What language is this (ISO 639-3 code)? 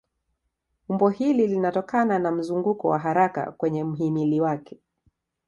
swa